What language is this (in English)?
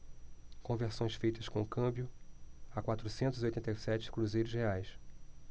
Portuguese